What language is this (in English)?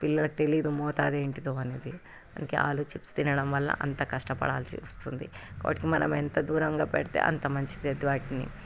Telugu